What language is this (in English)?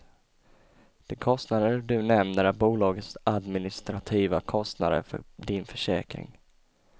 Swedish